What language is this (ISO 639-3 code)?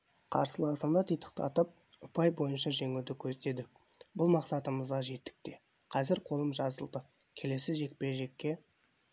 kaz